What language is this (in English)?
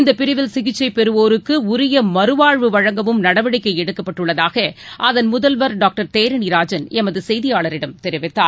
Tamil